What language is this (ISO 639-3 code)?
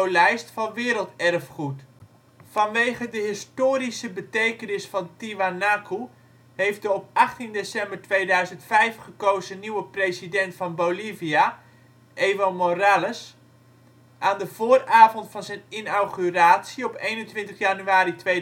nld